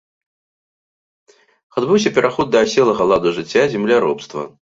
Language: Belarusian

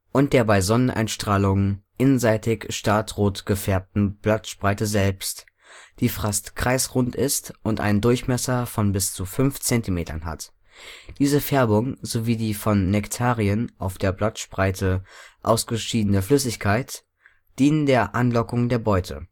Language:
German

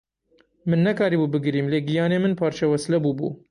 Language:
Kurdish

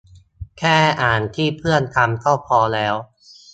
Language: Thai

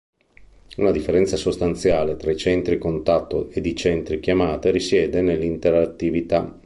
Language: Italian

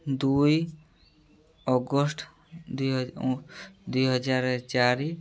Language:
Odia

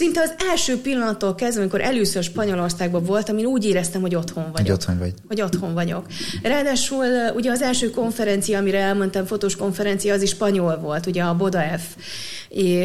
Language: Hungarian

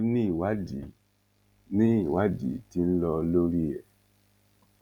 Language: Yoruba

